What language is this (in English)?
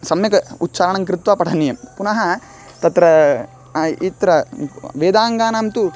Sanskrit